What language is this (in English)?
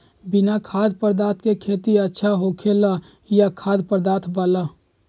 Magahi